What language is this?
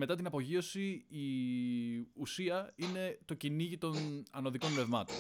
Greek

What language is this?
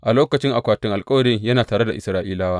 Hausa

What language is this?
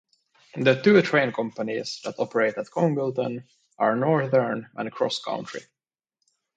English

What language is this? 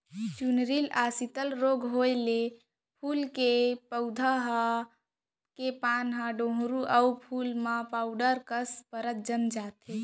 Chhattisgarhi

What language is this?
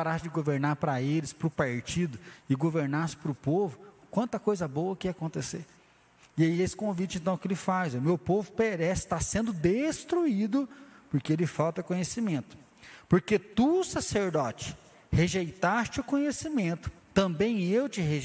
Portuguese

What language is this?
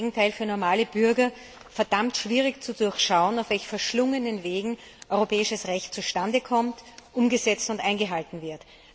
German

